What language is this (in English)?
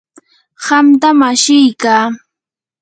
Yanahuanca Pasco Quechua